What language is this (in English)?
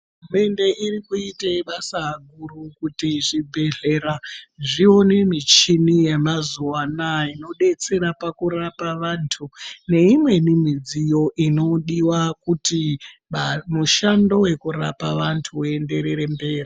Ndau